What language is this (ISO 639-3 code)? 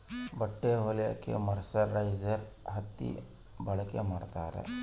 kan